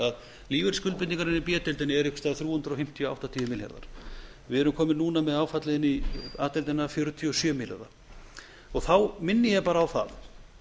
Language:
Icelandic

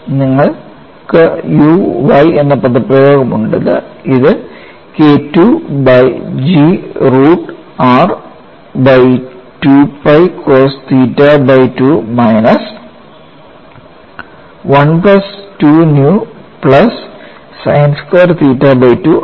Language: Malayalam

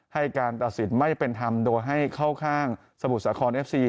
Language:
Thai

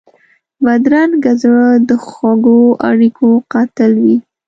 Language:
Pashto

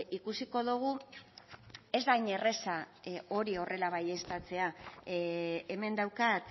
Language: Basque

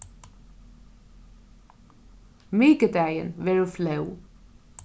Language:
Faroese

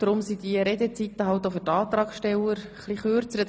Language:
Swiss German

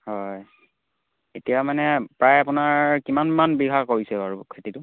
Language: Assamese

